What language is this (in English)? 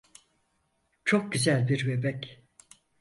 Turkish